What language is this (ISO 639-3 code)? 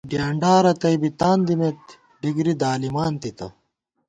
gwt